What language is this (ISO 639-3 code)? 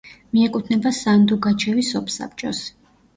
kat